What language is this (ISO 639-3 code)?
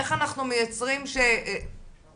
heb